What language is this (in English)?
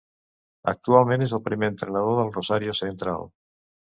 Catalan